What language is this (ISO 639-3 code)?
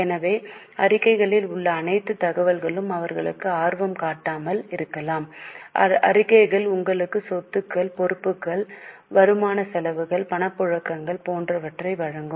tam